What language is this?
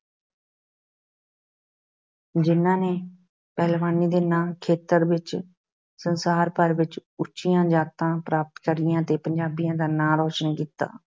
Punjabi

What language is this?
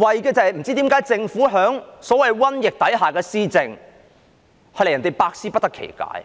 Cantonese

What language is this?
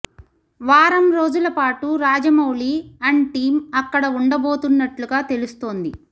Telugu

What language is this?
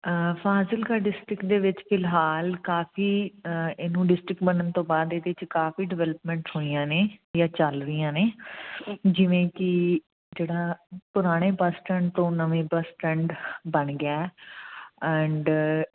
Punjabi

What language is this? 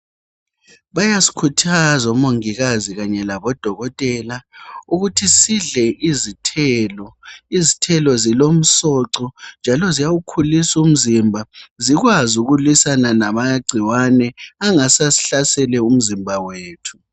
North Ndebele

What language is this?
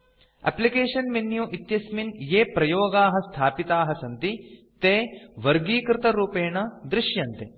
Sanskrit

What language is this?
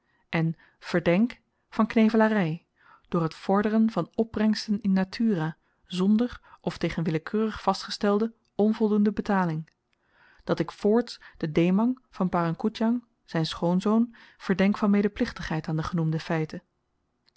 Dutch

